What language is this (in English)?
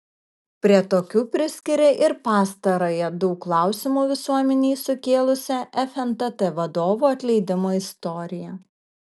Lithuanian